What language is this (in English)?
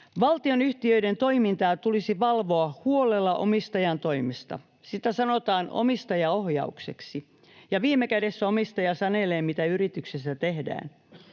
Finnish